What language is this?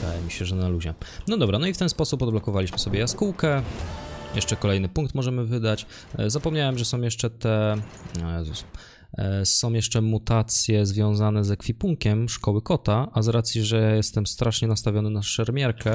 Polish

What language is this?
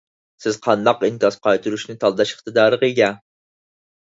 Uyghur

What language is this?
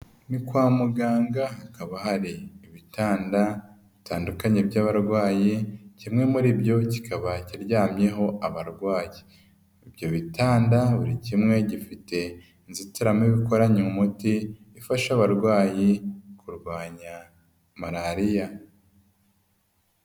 Kinyarwanda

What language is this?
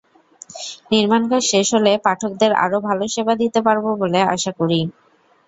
Bangla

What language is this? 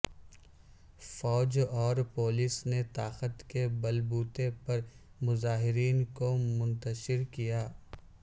Urdu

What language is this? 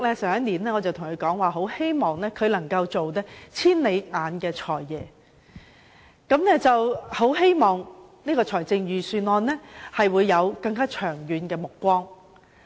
Cantonese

